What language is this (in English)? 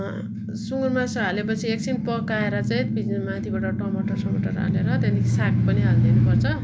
Nepali